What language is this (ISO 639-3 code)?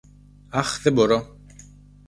ell